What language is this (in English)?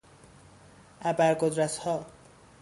Persian